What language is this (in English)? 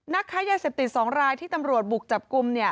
Thai